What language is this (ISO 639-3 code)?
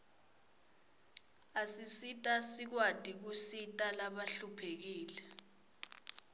ssw